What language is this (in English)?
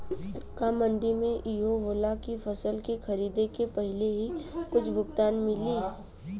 Bhojpuri